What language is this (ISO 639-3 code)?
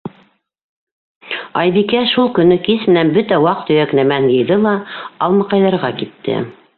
bak